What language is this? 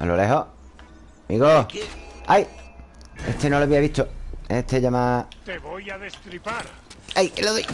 Spanish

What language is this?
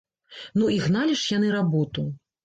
Belarusian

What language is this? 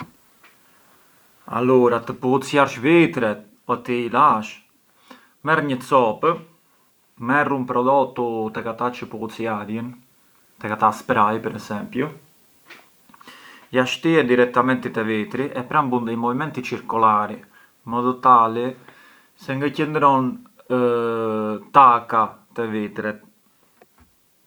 Arbëreshë Albanian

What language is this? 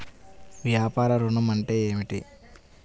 Telugu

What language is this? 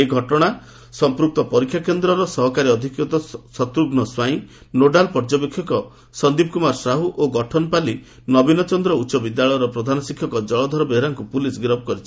Odia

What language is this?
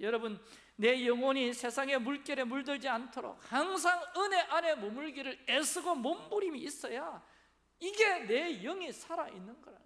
Korean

